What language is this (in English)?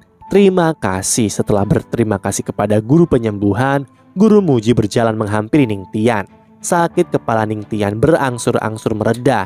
Indonesian